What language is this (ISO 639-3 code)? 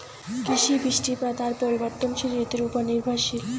ben